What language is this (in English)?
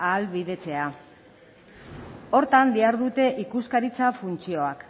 Basque